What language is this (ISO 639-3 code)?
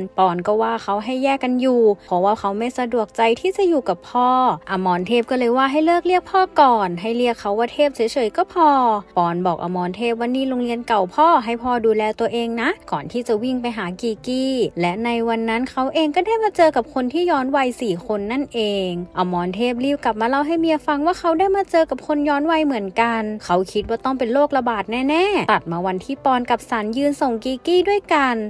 tha